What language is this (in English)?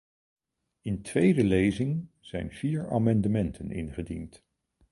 Dutch